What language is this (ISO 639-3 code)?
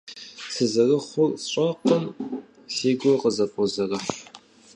kbd